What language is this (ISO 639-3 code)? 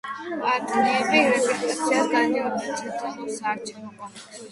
kat